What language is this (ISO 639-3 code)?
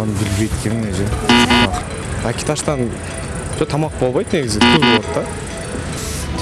tur